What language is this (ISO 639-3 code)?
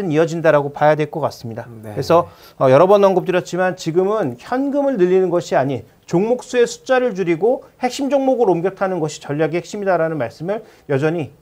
kor